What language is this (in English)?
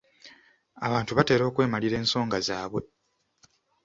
Ganda